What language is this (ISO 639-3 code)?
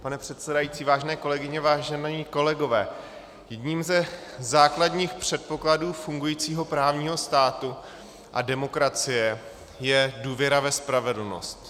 ces